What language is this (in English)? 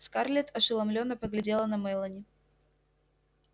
Russian